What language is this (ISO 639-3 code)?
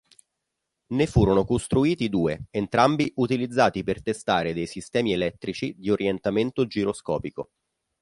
ita